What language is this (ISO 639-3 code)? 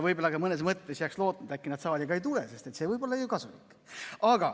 est